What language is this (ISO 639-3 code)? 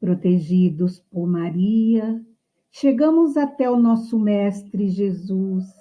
por